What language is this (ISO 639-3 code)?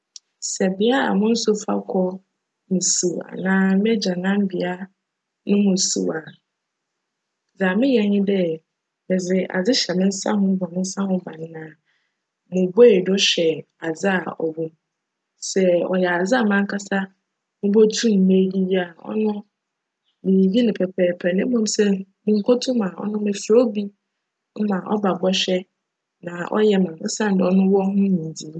aka